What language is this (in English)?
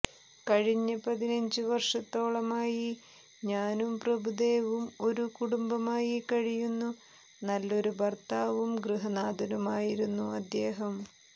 Malayalam